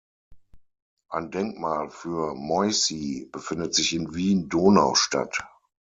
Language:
German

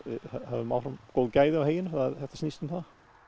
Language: Icelandic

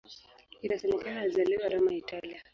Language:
Swahili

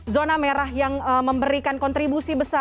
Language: Indonesian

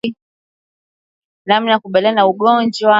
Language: Swahili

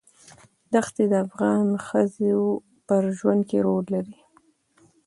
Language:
Pashto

